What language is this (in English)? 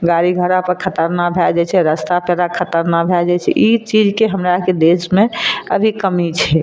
Maithili